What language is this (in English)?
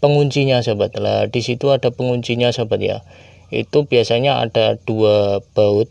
Indonesian